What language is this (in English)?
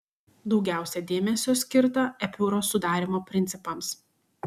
Lithuanian